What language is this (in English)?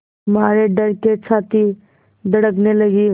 Hindi